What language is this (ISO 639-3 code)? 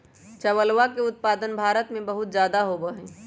mag